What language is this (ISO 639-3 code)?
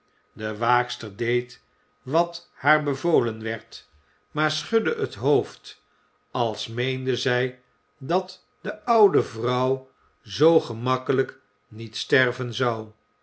nld